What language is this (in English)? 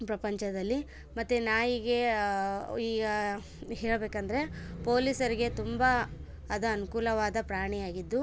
Kannada